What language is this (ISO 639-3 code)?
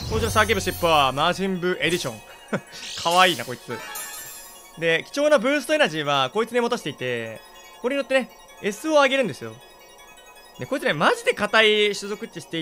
jpn